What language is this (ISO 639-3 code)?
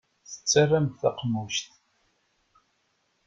kab